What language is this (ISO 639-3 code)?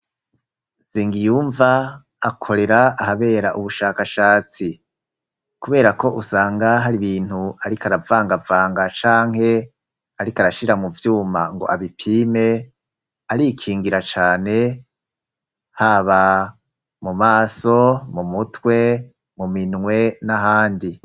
run